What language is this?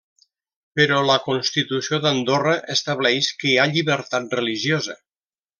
Catalan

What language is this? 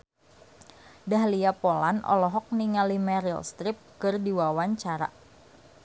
Sundanese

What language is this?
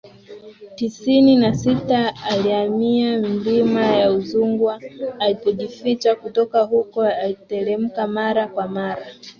Swahili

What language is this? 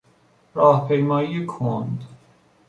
Persian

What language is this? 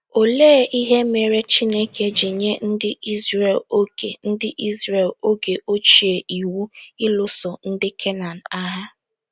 Igbo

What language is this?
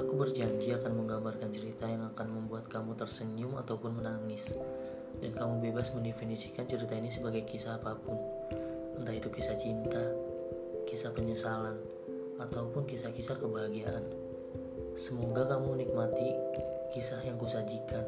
Indonesian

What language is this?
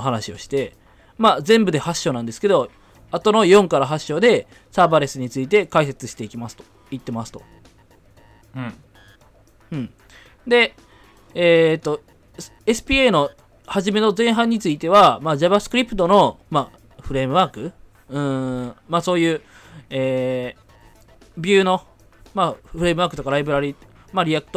Japanese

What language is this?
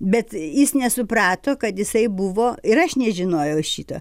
Lithuanian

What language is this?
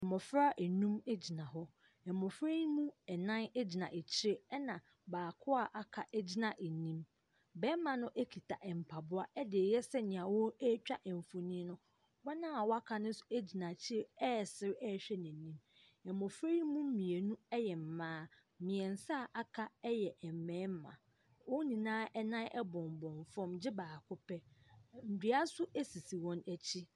Akan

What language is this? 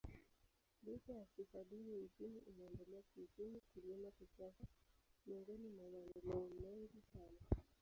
Swahili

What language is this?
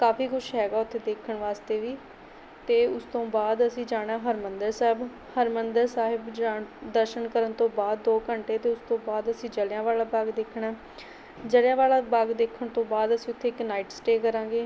Punjabi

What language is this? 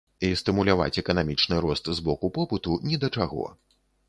Belarusian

